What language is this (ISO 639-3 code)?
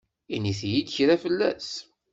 kab